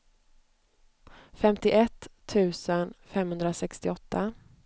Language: Swedish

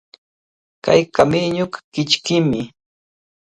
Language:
Cajatambo North Lima Quechua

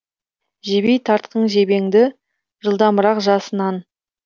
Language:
Kazakh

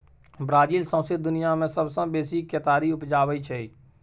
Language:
Maithili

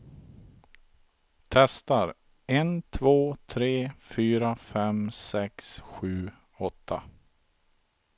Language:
Swedish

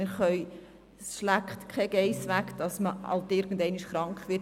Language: Swiss German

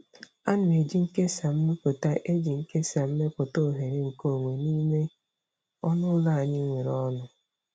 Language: Igbo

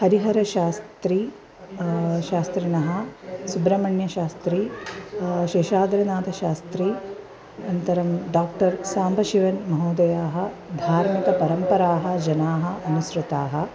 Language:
Sanskrit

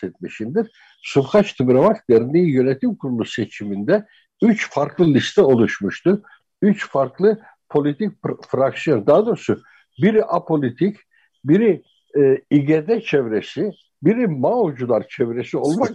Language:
Turkish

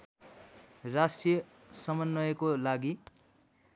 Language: Nepali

